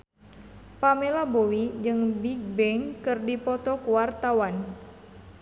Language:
Sundanese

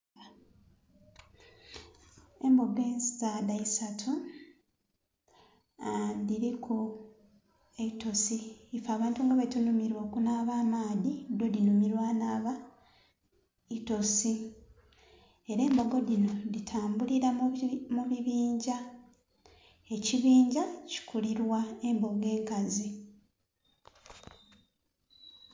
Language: Soga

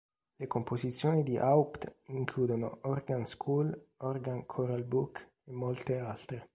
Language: Italian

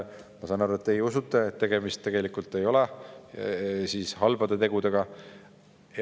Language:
Estonian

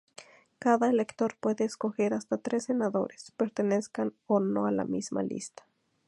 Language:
Spanish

